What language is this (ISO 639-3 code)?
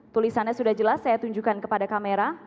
ind